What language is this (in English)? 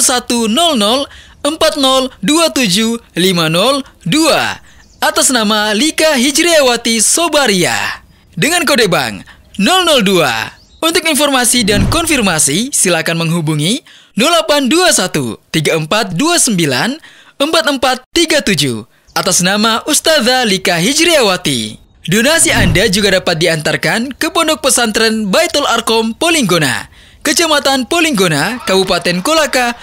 Indonesian